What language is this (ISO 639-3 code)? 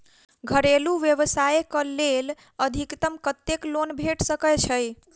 mai